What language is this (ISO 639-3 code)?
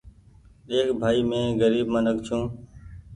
gig